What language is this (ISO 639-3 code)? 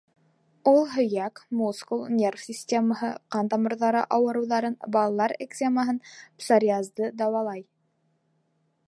bak